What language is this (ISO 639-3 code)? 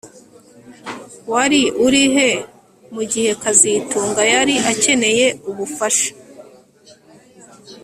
kin